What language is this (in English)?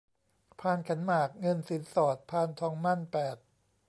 Thai